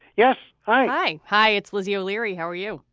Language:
English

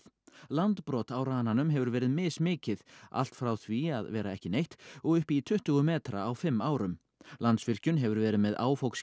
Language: Icelandic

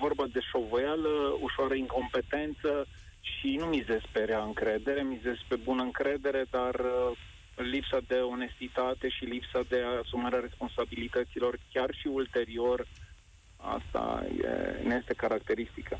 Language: Romanian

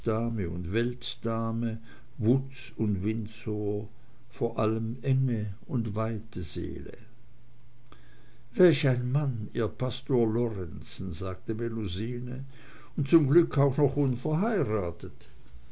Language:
German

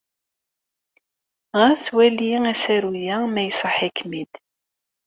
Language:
Kabyle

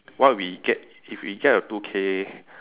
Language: English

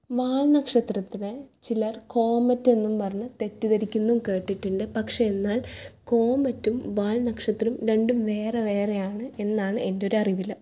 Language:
Malayalam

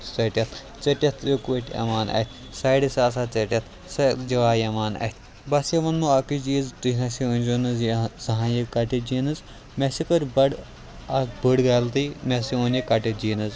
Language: Kashmiri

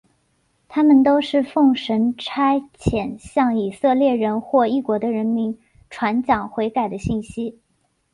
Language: Chinese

